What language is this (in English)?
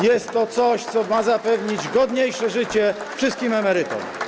Polish